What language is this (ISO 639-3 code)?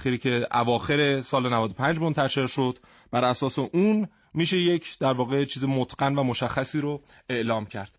fas